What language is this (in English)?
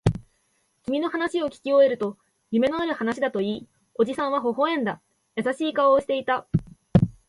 Japanese